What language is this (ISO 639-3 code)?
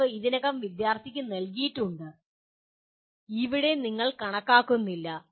mal